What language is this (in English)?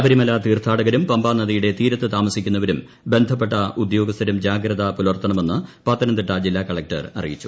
Malayalam